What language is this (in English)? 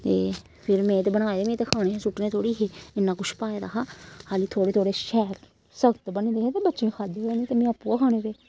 Dogri